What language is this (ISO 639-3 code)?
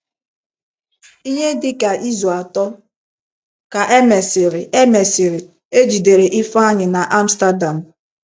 ibo